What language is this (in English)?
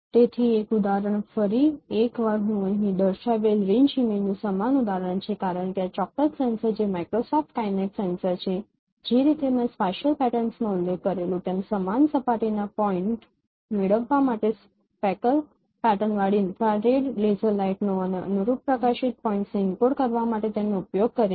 Gujarati